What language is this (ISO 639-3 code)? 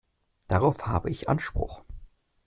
deu